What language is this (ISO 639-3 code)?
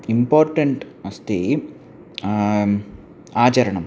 san